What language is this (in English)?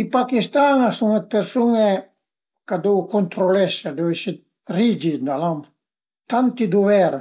Piedmontese